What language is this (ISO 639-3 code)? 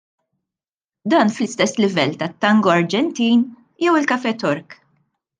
mlt